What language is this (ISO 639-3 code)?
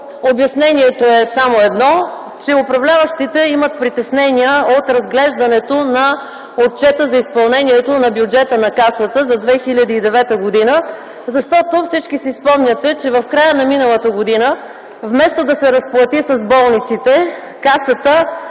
bul